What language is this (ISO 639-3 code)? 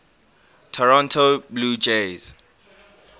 eng